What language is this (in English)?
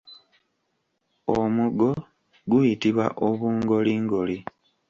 Ganda